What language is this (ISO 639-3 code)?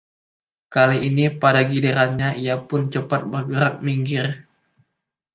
ind